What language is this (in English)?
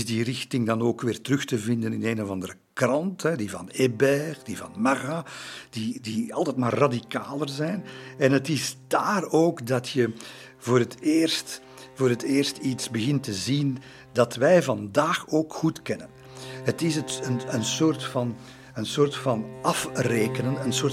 Dutch